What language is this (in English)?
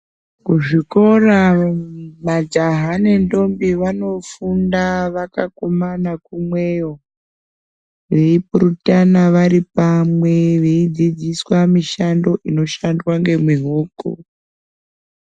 Ndau